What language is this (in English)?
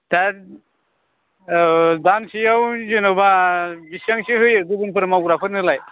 Bodo